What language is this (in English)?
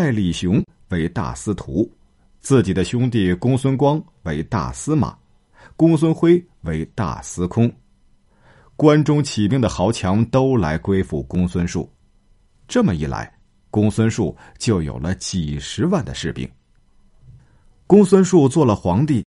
Chinese